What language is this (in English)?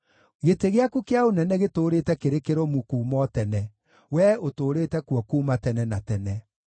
Kikuyu